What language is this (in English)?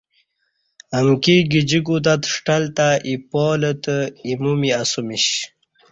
Kati